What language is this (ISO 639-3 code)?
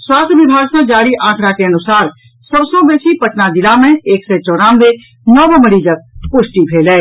mai